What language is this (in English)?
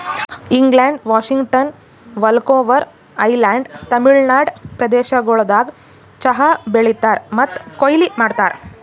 Kannada